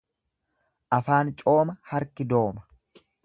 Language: Oromo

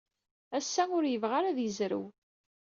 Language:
Kabyle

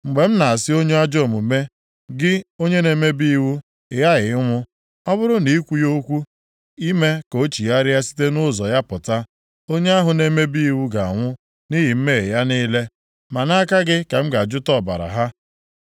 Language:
Igbo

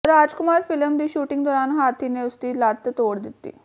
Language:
Punjabi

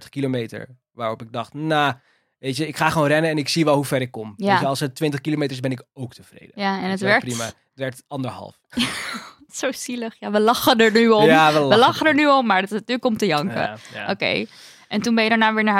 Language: Dutch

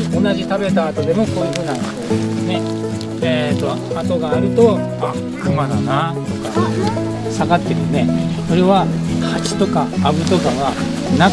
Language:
Japanese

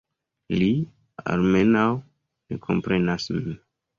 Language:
Esperanto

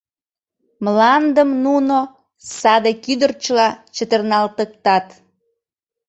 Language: Mari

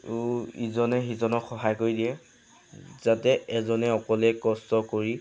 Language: Assamese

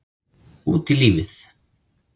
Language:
Icelandic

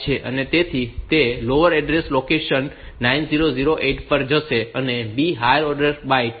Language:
Gujarati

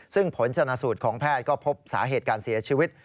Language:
Thai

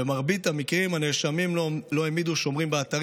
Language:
Hebrew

